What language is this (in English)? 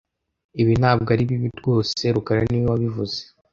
Kinyarwanda